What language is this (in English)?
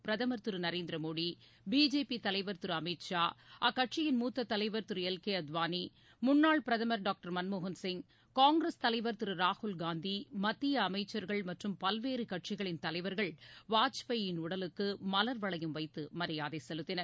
Tamil